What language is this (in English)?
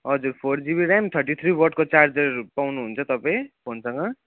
Nepali